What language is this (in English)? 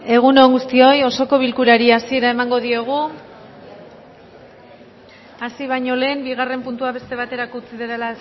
Basque